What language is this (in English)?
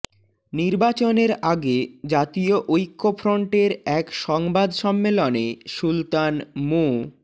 Bangla